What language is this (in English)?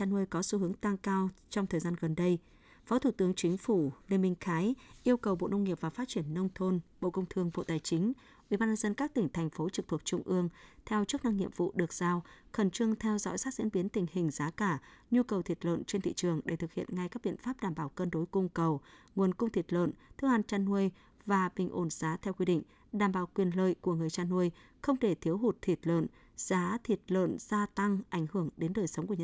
Vietnamese